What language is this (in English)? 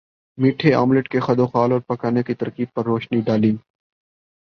Urdu